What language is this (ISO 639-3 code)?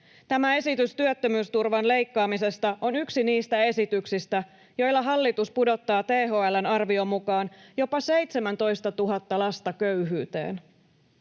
fin